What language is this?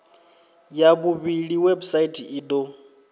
Venda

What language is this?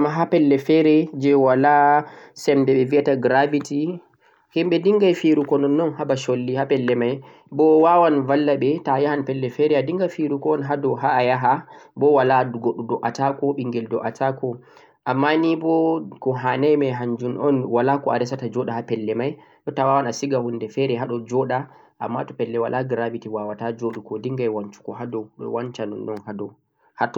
Central-Eastern Niger Fulfulde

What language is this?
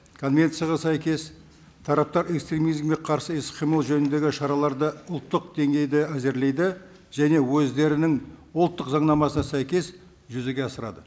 Kazakh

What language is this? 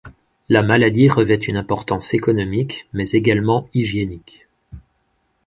French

